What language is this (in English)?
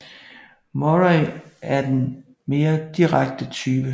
Danish